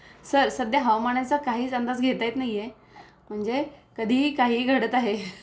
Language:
Marathi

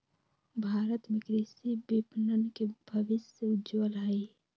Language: Magahi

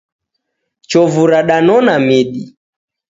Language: Taita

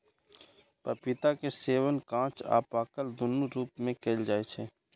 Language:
Maithili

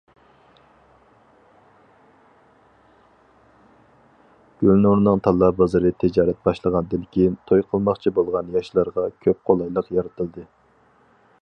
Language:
Uyghur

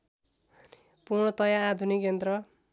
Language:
Nepali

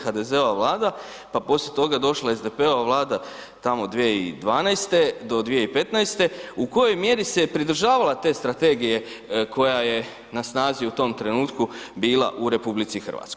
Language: Croatian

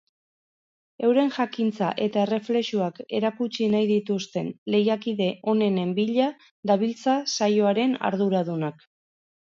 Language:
Basque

